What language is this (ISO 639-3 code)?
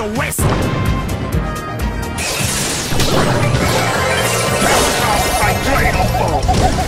eng